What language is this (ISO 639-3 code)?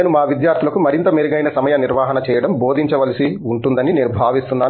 tel